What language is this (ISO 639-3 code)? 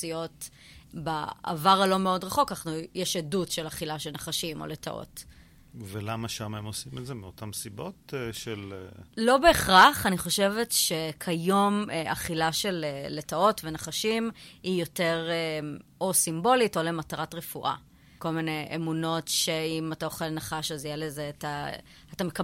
heb